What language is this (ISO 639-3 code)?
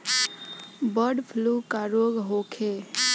bho